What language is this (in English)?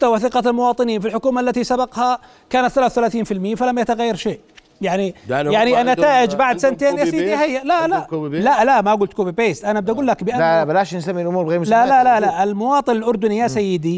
Arabic